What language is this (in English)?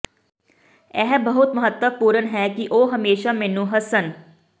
Punjabi